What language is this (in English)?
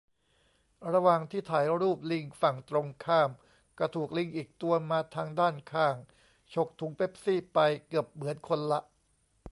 Thai